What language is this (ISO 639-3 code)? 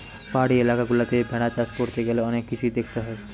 ben